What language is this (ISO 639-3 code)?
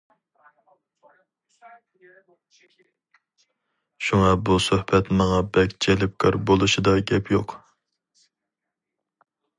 uig